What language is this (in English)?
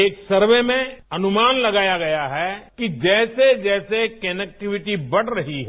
Hindi